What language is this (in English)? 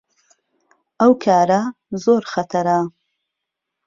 Central Kurdish